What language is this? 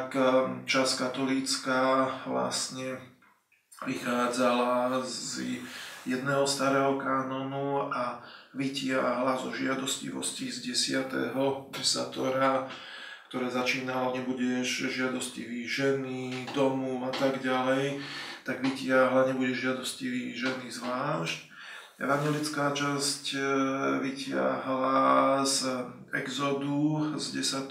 Slovak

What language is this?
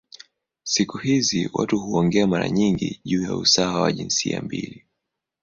Swahili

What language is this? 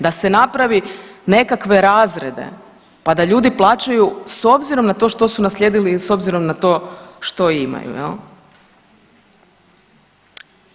Croatian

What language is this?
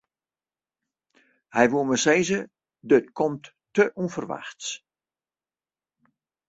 Western Frisian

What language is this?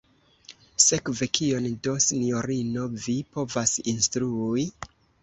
Esperanto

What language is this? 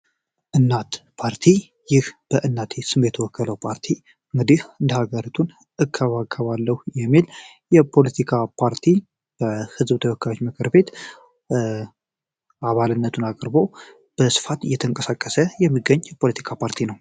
Amharic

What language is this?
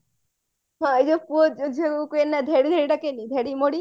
Odia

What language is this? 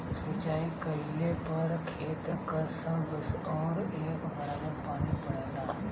Bhojpuri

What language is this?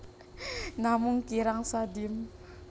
Javanese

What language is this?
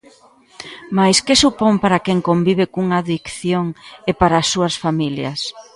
Galician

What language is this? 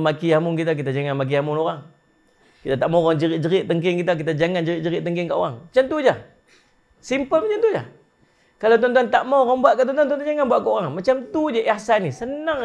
Malay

